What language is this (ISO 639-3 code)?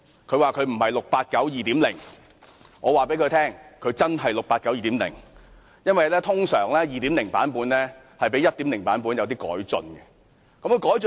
yue